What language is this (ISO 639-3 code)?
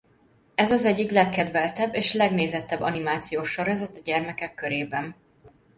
hun